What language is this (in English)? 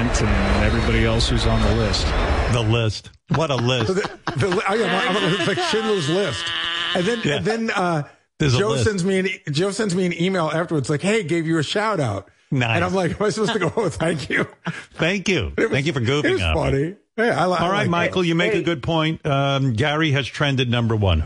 English